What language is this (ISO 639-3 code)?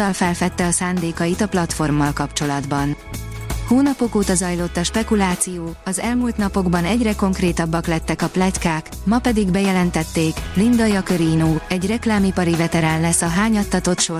hun